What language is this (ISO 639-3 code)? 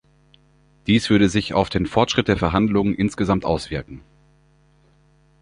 deu